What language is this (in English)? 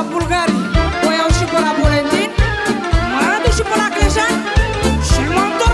Romanian